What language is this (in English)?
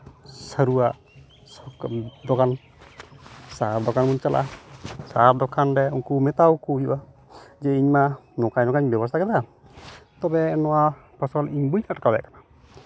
Santali